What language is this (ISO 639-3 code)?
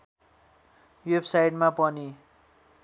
nep